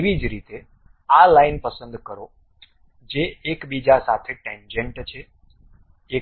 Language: Gujarati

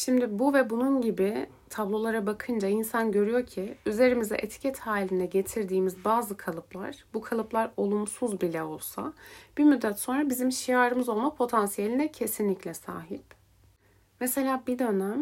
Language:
Turkish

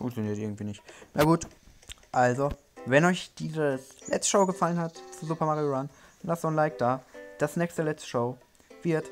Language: German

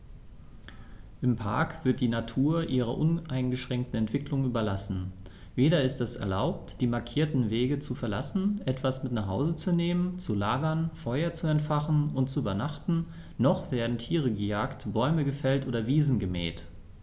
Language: German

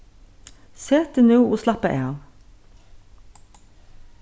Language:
Faroese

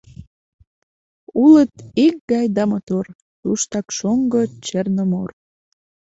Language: Mari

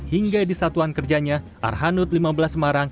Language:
Indonesian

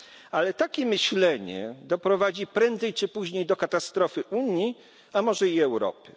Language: Polish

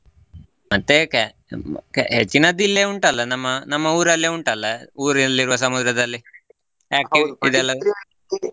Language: Kannada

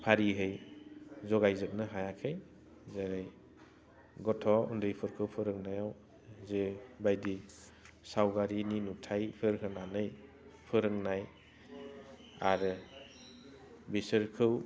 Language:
Bodo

